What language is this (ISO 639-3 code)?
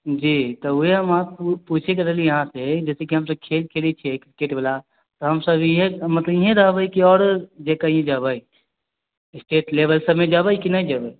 mai